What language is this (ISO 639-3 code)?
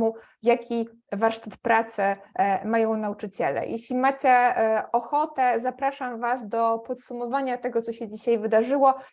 pol